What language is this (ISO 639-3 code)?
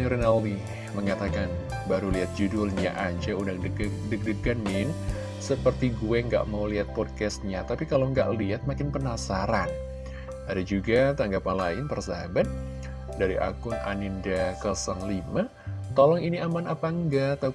ind